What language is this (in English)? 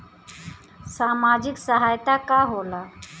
Bhojpuri